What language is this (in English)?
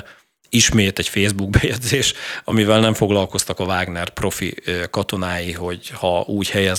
Hungarian